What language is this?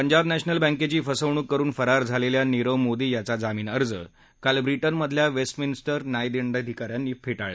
Marathi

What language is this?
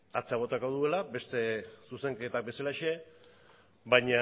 Basque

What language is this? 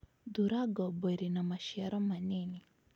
Kikuyu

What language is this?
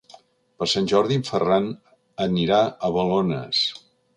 Catalan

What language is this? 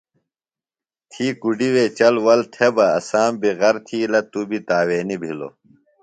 Phalura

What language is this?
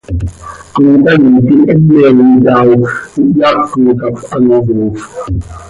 Seri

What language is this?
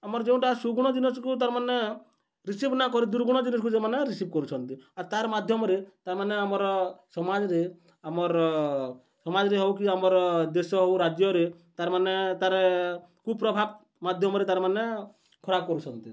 Odia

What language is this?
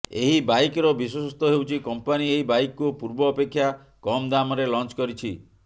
Odia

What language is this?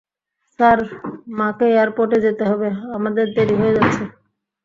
Bangla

